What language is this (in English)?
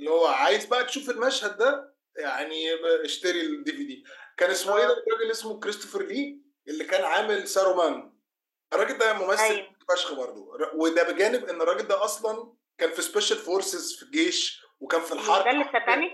Arabic